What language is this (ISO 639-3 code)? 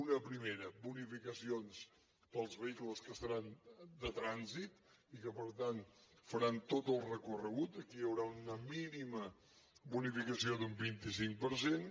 cat